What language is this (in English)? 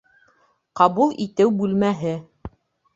Bashkir